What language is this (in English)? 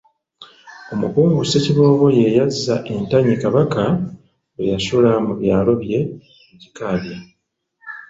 Ganda